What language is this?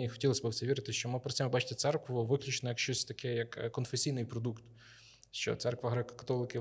Ukrainian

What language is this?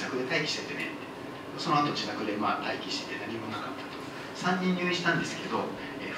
Japanese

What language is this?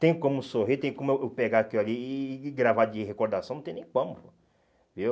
Portuguese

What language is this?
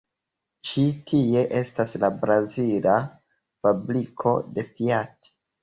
Esperanto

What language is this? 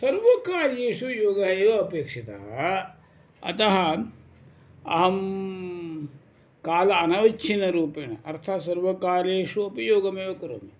Sanskrit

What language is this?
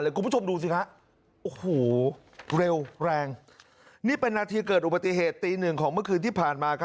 Thai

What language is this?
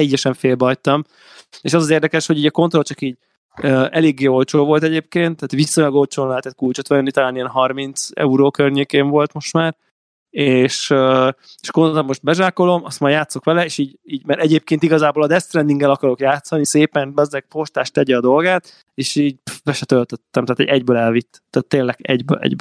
Hungarian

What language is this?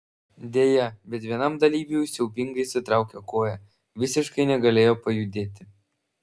Lithuanian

